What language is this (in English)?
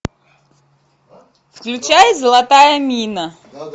Russian